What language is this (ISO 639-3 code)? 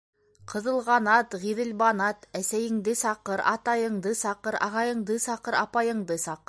bak